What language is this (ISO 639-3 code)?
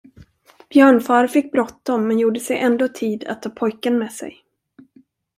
swe